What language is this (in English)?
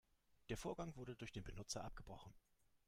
German